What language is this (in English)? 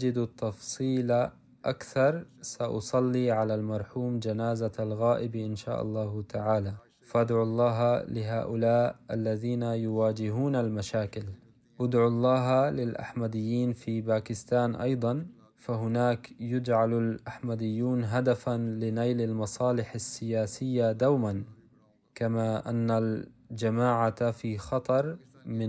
Arabic